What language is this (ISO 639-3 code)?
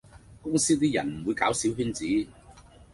yue